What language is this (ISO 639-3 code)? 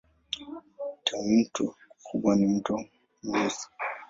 swa